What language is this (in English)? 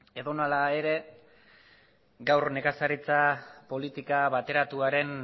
Basque